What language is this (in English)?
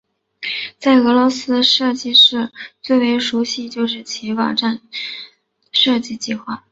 Chinese